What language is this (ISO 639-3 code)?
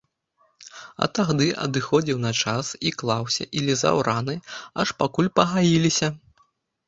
bel